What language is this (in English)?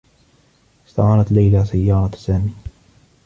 Arabic